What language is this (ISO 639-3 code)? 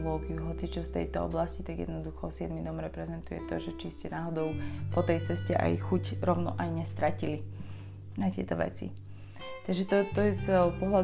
slk